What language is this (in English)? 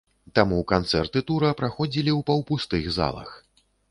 Belarusian